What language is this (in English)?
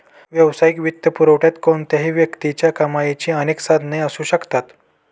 Marathi